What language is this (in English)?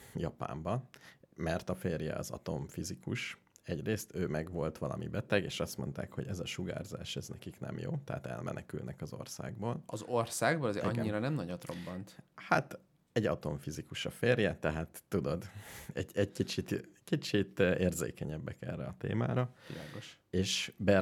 Hungarian